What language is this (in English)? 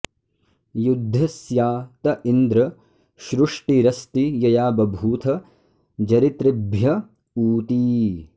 Sanskrit